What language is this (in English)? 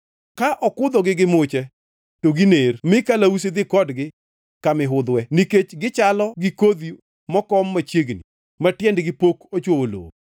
Luo (Kenya and Tanzania)